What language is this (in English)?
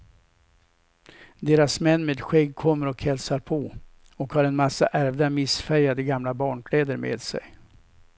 Swedish